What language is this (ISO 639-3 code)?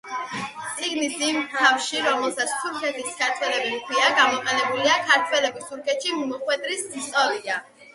kat